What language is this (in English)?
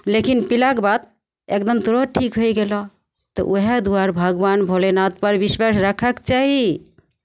Maithili